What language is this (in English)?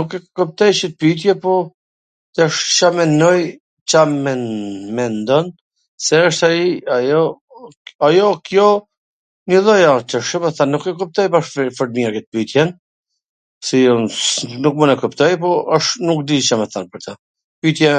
Gheg Albanian